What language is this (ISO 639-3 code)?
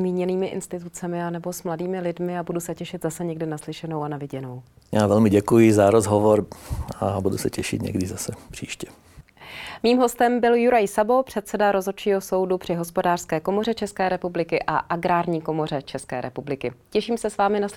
ces